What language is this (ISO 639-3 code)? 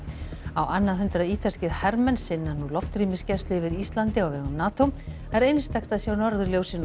isl